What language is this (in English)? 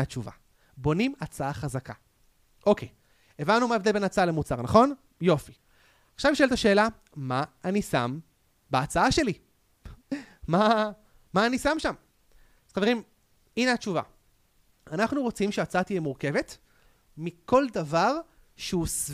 Hebrew